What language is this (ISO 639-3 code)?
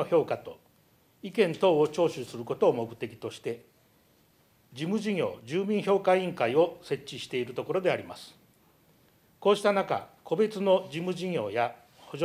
jpn